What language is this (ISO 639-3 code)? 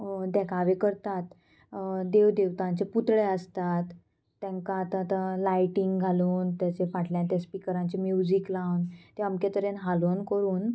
kok